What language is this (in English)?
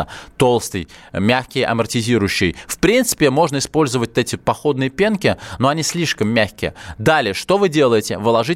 Russian